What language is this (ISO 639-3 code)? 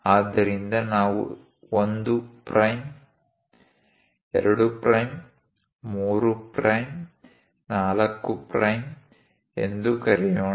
kan